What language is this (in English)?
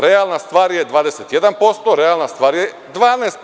Serbian